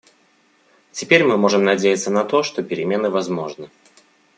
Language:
Russian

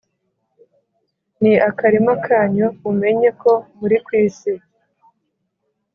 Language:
Kinyarwanda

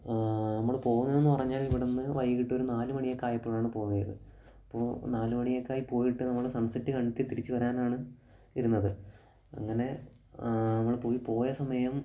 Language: Malayalam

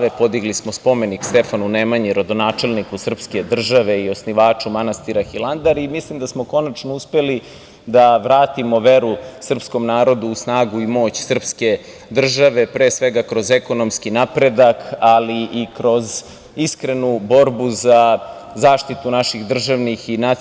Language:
Serbian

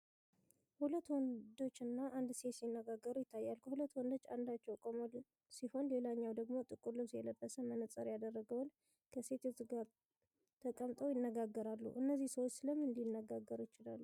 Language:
Tigrinya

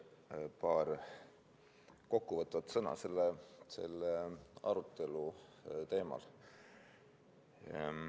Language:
Estonian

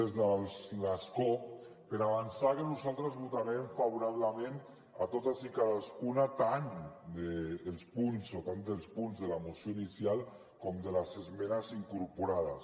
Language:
Catalan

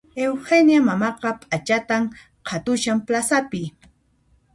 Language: Puno Quechua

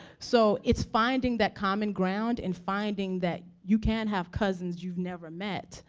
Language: English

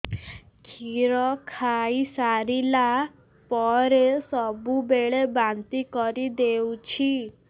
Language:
Odia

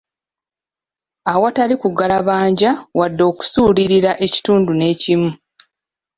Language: Ganda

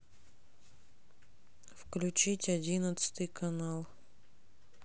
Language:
Russian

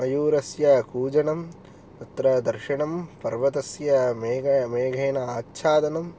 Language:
Sanskrit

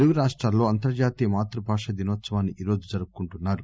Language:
Telugu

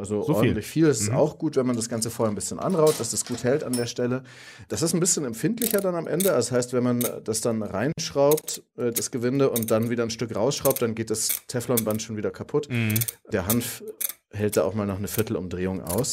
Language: German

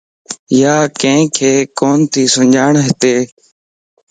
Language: Lasi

